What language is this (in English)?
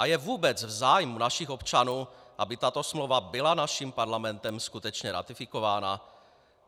Czech